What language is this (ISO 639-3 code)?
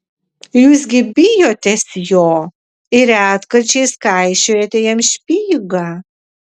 lit